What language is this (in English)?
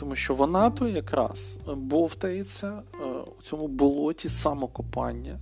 Ukrainian